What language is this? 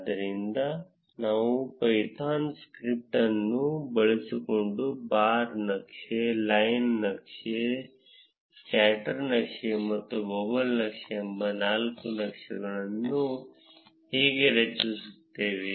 Kannada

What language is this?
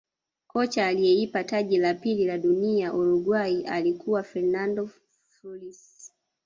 Swahili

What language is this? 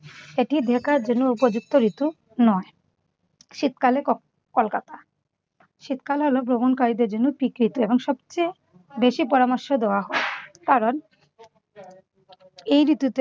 Bangla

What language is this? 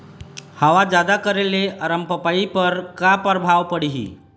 Chhattisgarhi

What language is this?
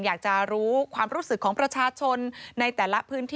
Thai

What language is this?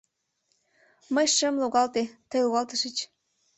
Mari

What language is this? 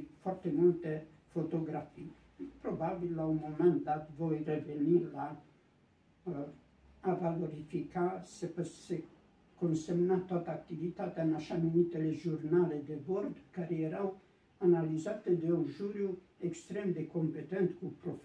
Romanian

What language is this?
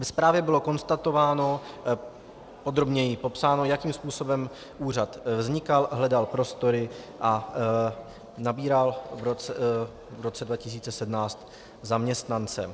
Czech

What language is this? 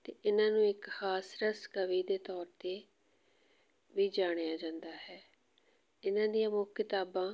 Punjabi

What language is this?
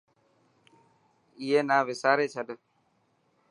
Dhatki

